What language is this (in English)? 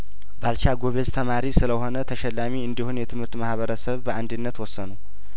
Amharic